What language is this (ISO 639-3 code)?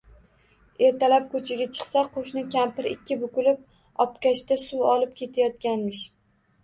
uzb